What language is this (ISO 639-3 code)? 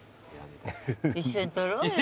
jpn